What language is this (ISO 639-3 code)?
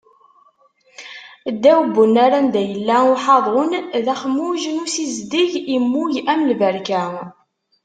kab